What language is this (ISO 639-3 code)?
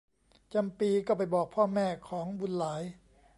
tha